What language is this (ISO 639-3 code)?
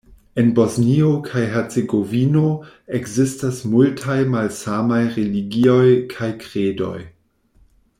epo